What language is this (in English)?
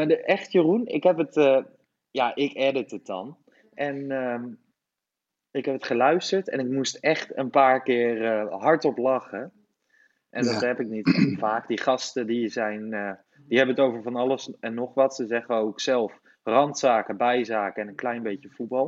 Dutch